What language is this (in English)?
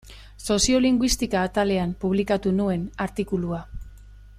Basque